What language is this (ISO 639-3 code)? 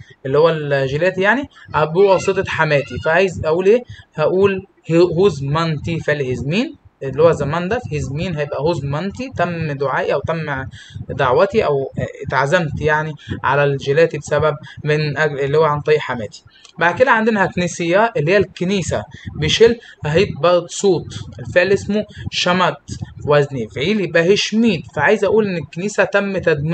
ara